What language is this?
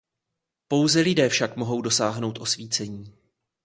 Czech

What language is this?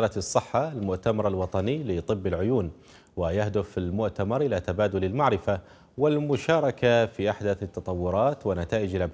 Arabic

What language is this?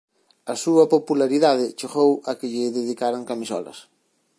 Galician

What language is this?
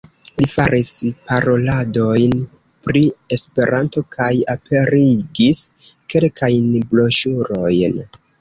Esperanto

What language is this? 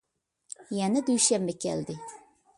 Uyghur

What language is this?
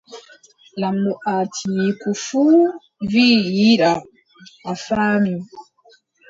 Adamawa Fulfulde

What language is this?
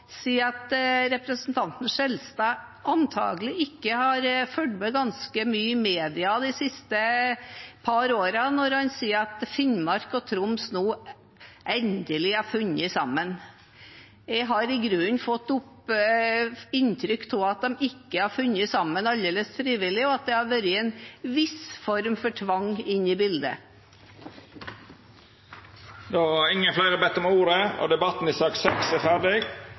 Norwegian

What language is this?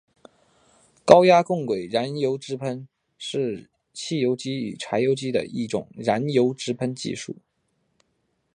Chinese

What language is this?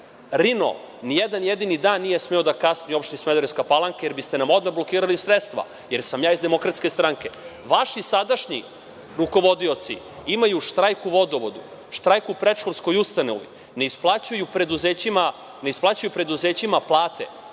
Serbian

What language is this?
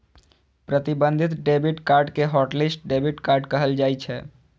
Maithili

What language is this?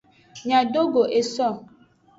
Aja (Benin)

